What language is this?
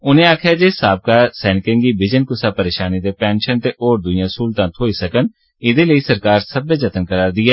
Dogri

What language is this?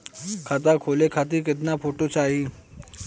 Bhojpuri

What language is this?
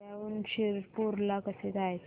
Marathi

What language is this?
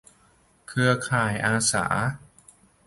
Thai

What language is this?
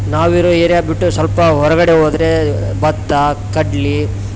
Kannada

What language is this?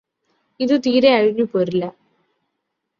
Malayalam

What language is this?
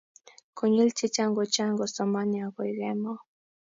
Kalenjin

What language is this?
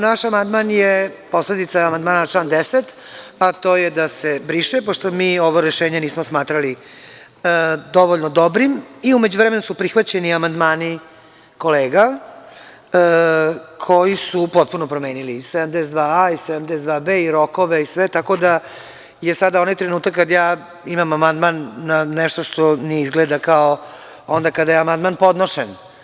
Serbian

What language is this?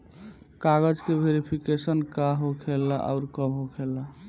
Bhojpuri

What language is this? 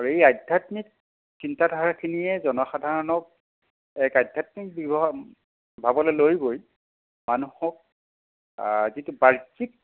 Assamese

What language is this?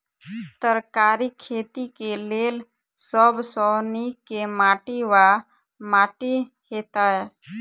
Maithili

